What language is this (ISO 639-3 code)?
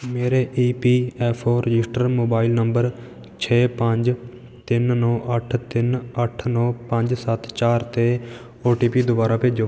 pan